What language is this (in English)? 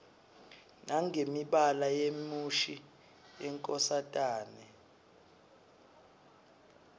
Swati